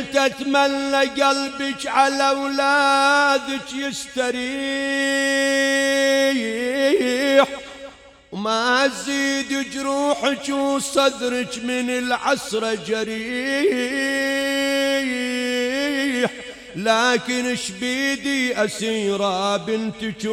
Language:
Arabic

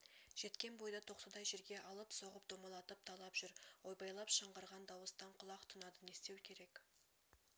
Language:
Kazakh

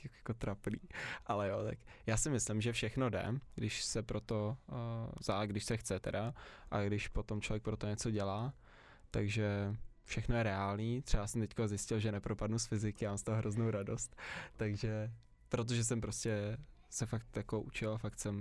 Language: Czech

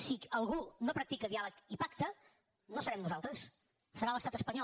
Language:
Catalan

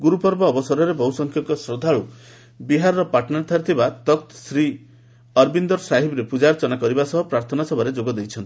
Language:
Odia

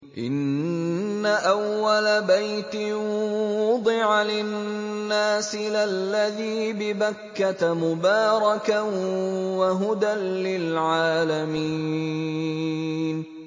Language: Arabic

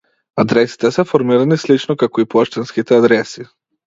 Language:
Macedonian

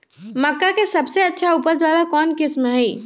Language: Magahi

